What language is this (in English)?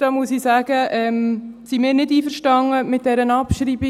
Swiss German